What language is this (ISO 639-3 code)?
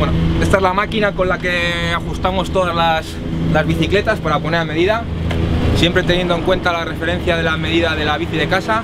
spa